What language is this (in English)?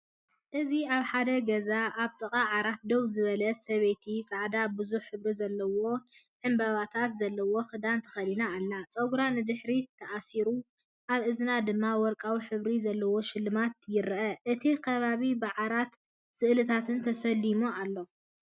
Tigrinya